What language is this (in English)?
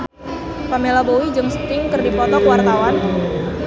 Sundanese